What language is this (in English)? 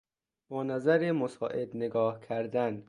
Persian